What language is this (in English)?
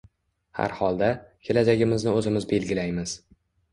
Uzbek